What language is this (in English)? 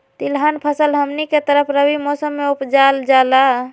Magahi